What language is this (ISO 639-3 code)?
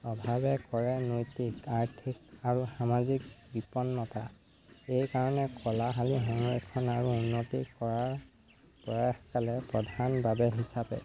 asm